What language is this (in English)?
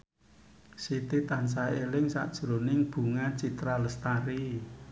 Javanese